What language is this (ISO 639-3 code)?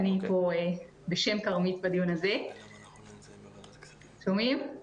heb